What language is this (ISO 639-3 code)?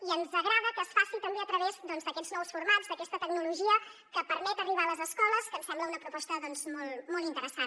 cat